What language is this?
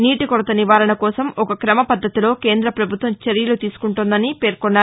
Telugu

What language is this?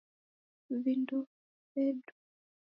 Taita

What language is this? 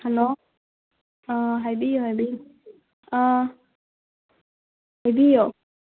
Manipuri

